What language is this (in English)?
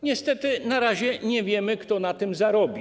Polish